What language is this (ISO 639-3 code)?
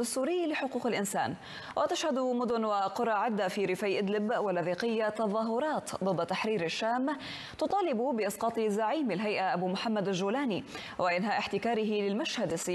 ara